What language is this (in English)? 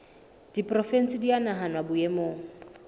Southern Sotho